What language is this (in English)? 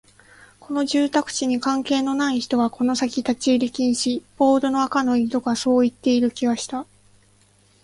Japanese